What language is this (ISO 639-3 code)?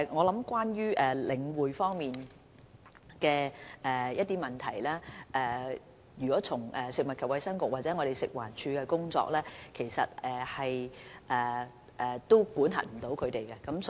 yue